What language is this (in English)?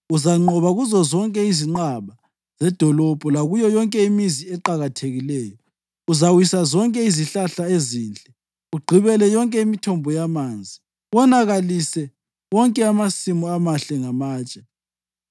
North Ndebele